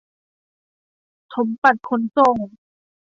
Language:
Thai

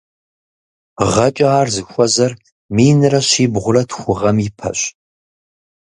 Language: Kabardian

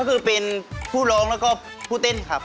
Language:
Thai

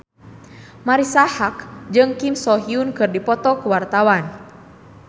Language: Sundanese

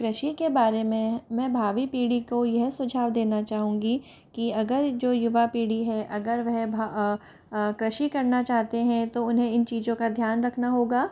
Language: Hindi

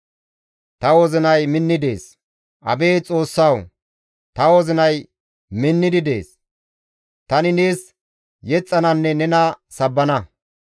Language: Gamo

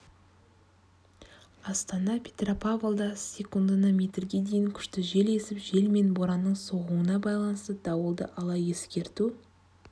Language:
Kazakh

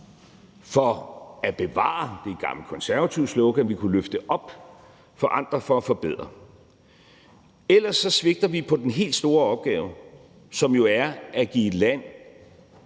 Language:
Danish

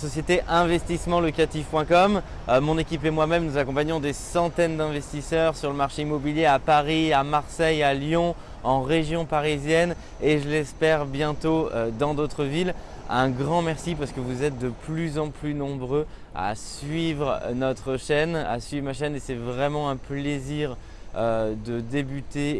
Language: French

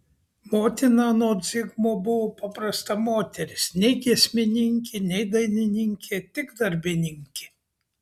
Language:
Lithuanian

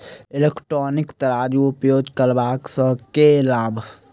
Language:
Maithili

